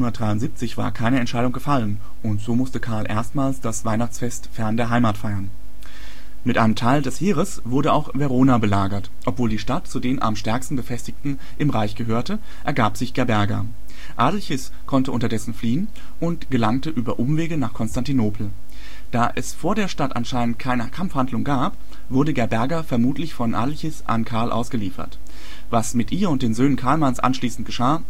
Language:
German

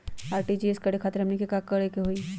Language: Magahi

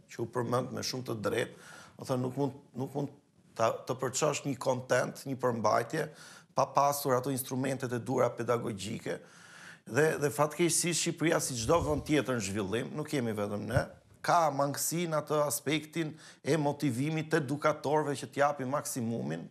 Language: Romanian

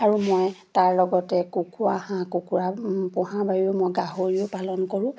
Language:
Assamese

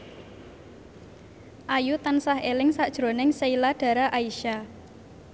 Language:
Javanese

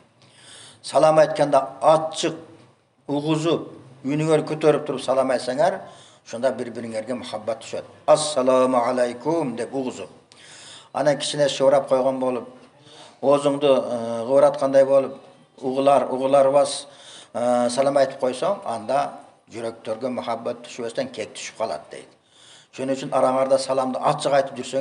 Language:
Turkish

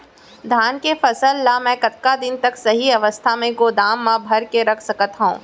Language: Chhattisgarhi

